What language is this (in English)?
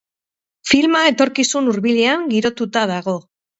Basque